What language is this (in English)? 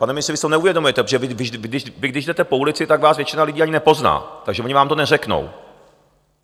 Czech